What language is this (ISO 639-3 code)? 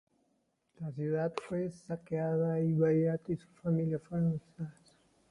spa